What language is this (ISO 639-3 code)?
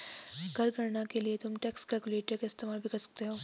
hin